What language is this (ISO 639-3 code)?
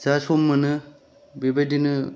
brx